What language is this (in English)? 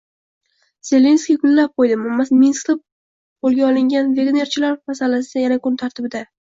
Uzbek